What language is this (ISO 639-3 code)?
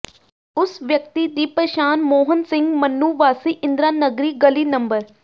pan